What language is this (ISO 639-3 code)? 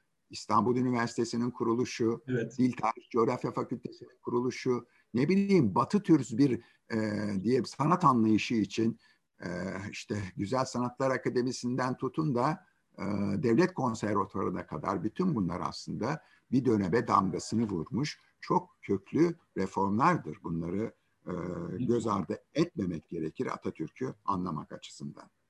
tur